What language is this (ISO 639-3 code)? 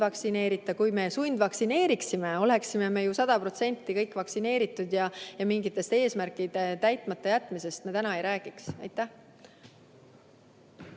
est